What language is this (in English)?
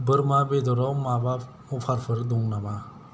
Bodo